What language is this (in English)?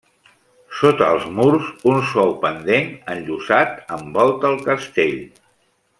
Catalan